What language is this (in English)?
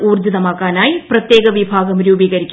Malayalam